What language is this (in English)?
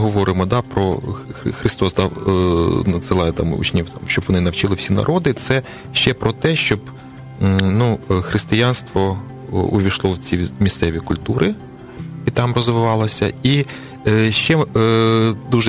Ukrainian